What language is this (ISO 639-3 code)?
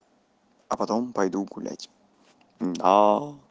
rus